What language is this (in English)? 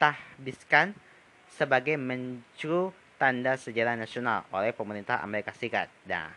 Indonesian